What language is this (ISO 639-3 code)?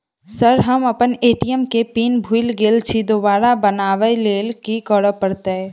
mai